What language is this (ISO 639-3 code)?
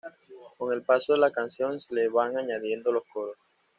spa